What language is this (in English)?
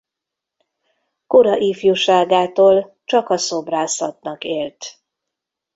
Hungarian